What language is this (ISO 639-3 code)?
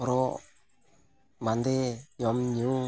sat